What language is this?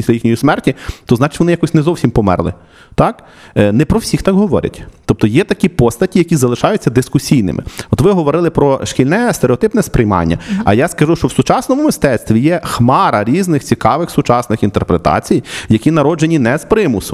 Ukrainian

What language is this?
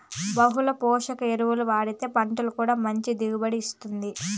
Telugu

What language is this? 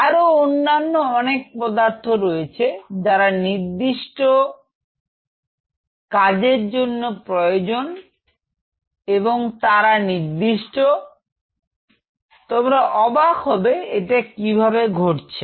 Bangla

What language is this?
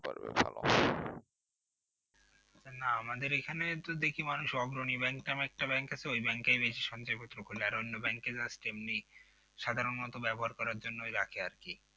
Bangla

